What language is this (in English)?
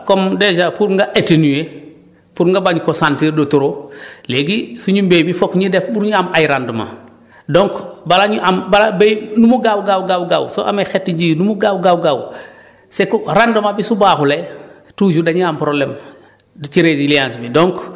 Wolof